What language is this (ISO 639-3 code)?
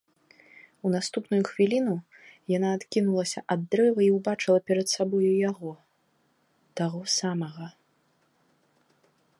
bel